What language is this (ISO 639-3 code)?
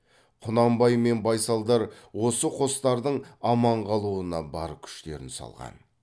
kaz